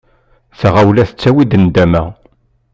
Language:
Kabyle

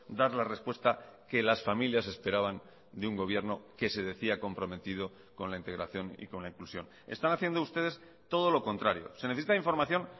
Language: Spanish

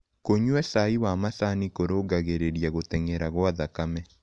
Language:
Kikuyu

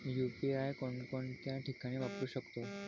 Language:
Marathi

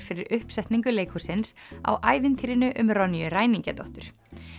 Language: Icelandic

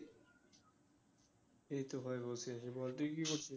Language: Bangla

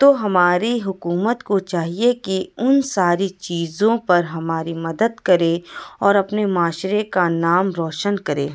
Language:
Urdu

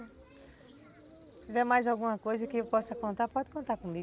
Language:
Portuguese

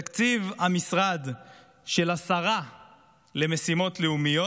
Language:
Hebrew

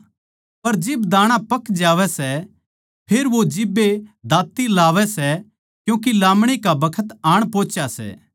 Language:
Haryanvi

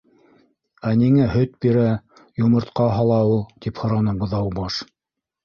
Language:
Bashkir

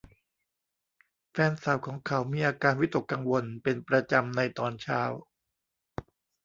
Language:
Thai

